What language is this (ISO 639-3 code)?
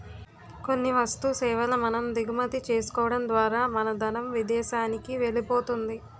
tel